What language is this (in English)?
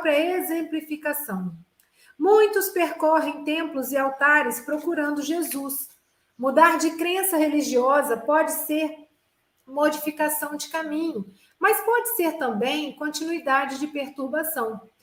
Portuguese